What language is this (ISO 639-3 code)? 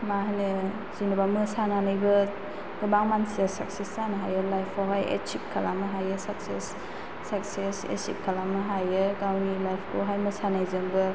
brx